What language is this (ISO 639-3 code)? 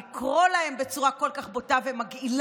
heb